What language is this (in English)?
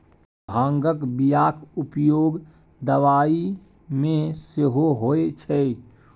Maithili